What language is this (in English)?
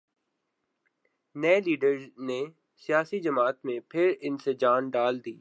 Urdu